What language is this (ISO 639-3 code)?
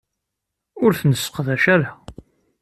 kab